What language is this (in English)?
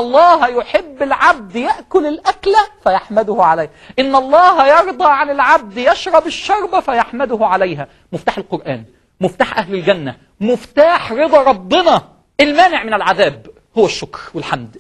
Arabic